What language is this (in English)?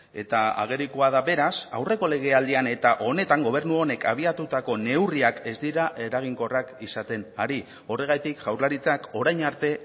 Basque